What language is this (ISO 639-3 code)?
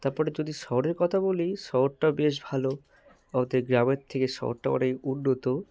ben